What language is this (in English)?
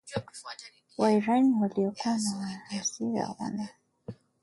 Swahili